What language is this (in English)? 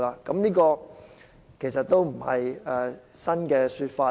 Cantonese